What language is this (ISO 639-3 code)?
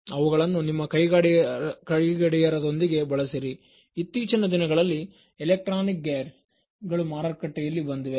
kan